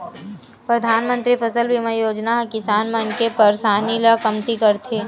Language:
Chhattisgarhi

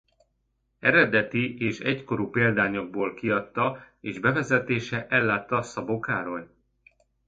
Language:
Hungarian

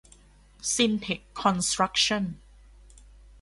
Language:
Thai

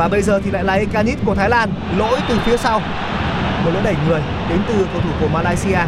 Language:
Vietnamese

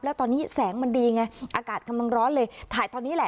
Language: Thai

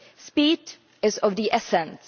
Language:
English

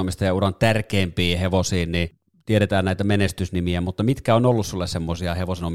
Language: Finnish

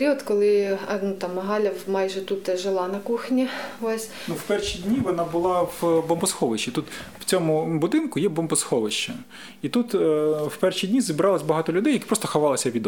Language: Ukrainian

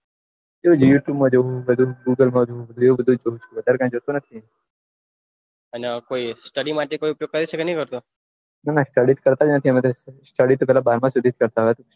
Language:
Gujarati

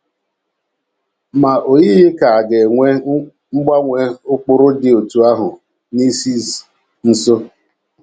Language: Igbo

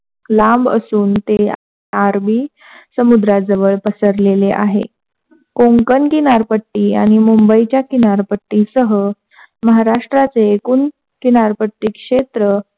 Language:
Marathi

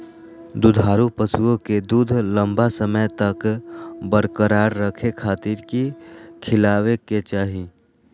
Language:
Magahi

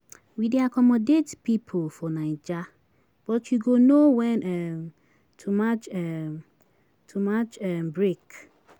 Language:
Nigerian Pidgin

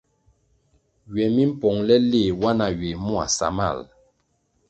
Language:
Kwasio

